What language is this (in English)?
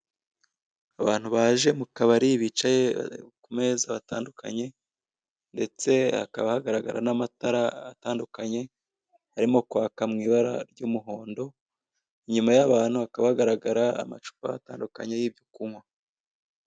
Kinyarwanda